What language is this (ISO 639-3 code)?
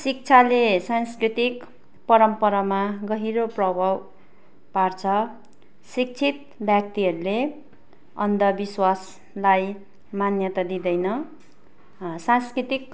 nep